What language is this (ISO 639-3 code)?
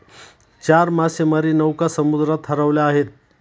mar